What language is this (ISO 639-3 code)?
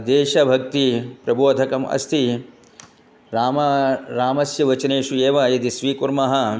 san